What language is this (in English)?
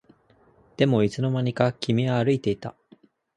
Japanese